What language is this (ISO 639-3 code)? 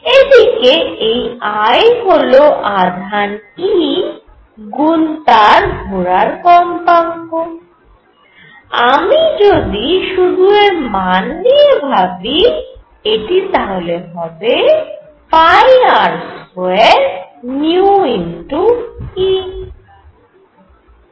ben